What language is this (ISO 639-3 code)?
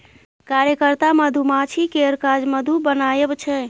mai